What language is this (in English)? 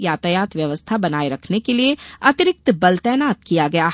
Hindi